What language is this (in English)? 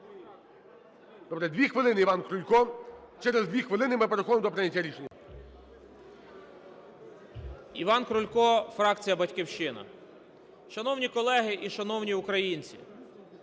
Ukrainian